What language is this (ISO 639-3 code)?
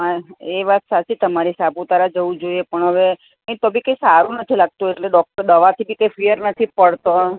guj